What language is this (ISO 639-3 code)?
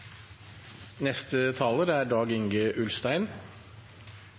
nno